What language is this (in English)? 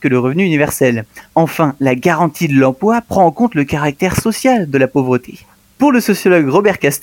French